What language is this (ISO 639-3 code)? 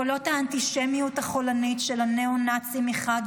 heb